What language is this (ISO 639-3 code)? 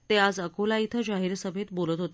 mar